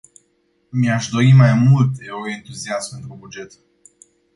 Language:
Romanian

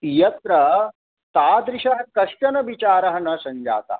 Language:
Sanskrit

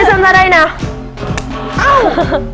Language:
Vietnamese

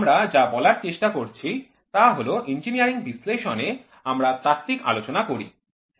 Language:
Bangla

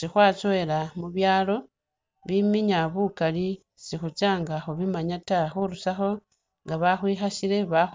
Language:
Masaaba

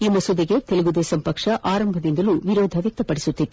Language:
Kannada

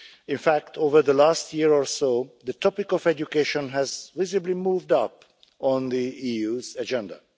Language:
English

